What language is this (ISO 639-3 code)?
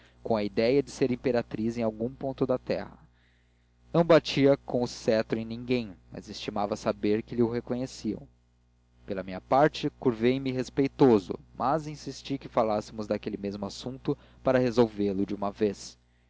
por